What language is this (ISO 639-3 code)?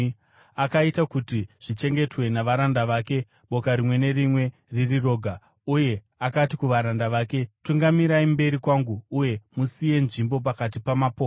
sna